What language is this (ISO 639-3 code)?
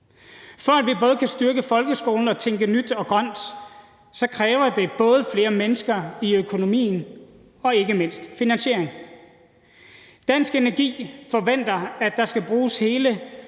dan